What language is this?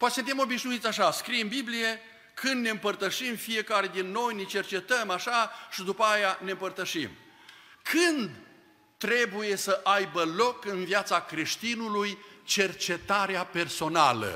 Romanian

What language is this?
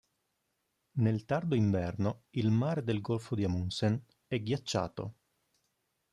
Italian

